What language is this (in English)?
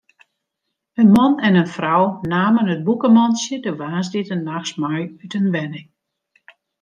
Western Frisian